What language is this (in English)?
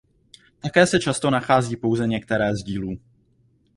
Czech